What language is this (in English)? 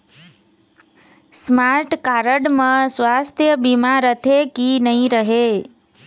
Chhattisgarhi